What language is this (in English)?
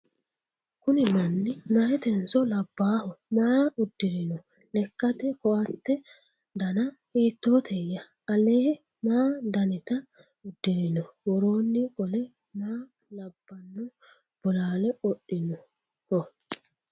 Sidamo